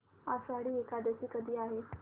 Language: Marathi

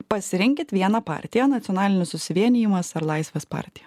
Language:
Lithuanian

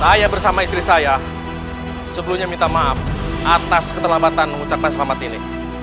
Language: Indonesian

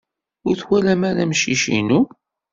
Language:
Kabyle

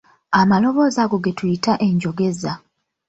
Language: Ganda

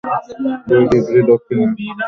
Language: Bangla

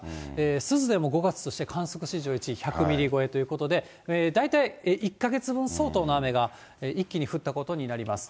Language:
Japanese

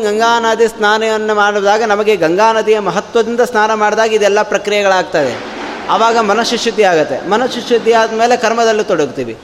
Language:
Kannada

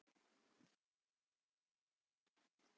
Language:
Icelandic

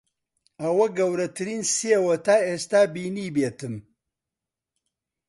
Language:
Central Kurdish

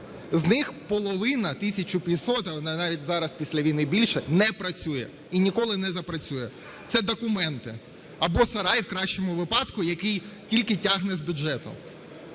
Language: Ukrainian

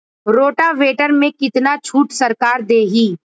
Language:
Bhojpuri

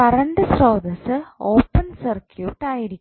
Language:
Malayalam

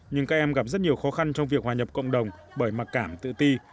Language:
Vietnamese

